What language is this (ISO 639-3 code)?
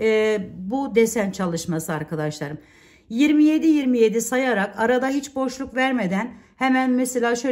tur